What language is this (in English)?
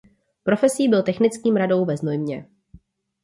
Czech